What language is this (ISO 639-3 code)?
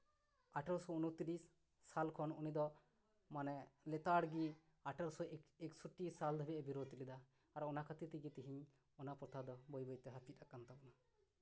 sat